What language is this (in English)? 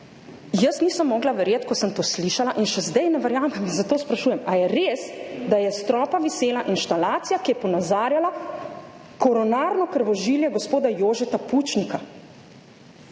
Slovenian